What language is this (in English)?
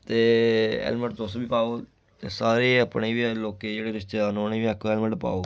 Dogri